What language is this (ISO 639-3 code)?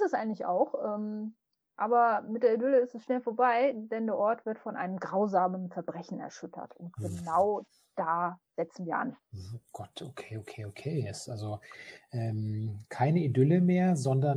deu